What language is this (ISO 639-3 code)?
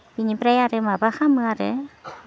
brx